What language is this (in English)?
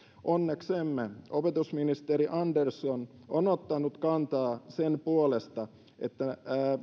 Finnish